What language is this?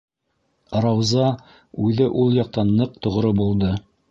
Bashkir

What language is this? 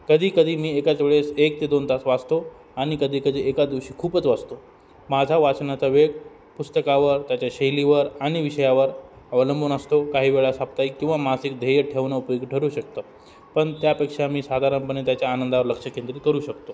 Marathi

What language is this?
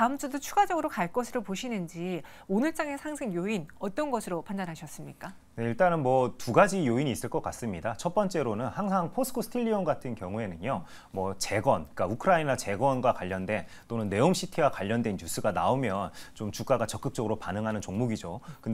Korean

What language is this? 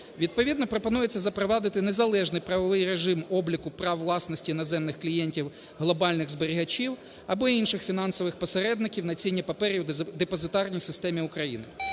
Ukrainian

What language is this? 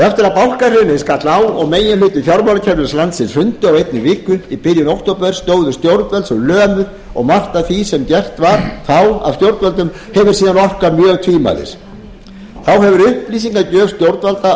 Icelandic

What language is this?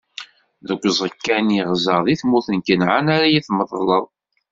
Kabyle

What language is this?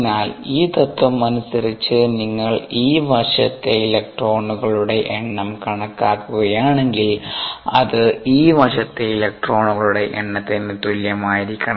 Malayalam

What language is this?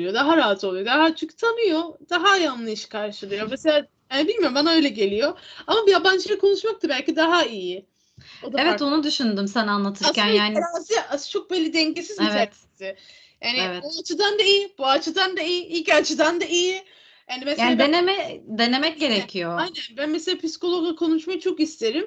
Turkish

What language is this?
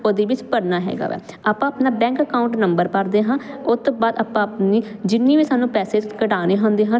Punjabi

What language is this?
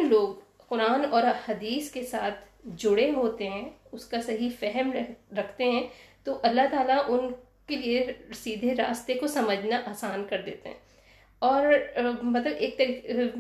Urdu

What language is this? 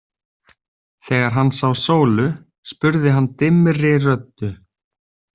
Icelandic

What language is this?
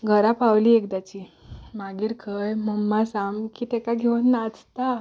Konkani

